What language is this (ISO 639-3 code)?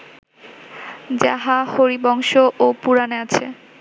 ben